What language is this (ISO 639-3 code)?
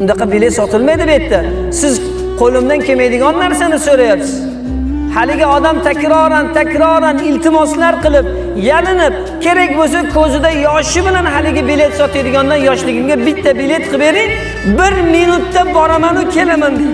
tur